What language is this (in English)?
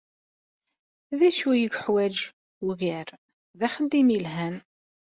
Kabyle